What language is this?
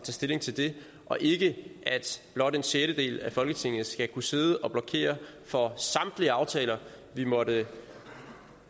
Danish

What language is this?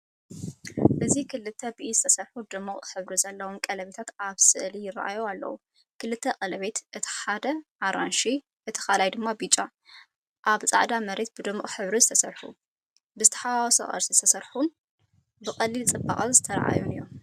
Tigrinya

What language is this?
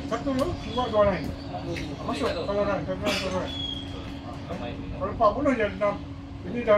Malay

